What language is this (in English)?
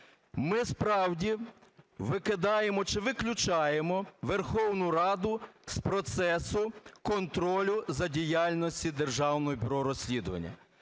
Ukrainian